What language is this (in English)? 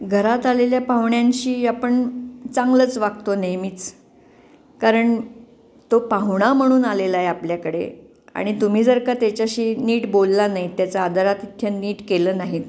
Marathi